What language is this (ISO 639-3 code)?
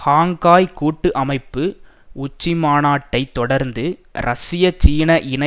tam